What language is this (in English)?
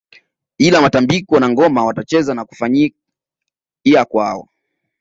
Swahili